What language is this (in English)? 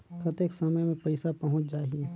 Chhattisgarhi